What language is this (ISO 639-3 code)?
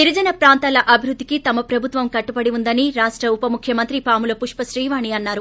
tel